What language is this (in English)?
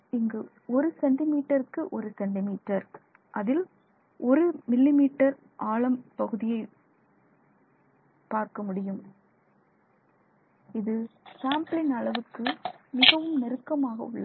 Tamil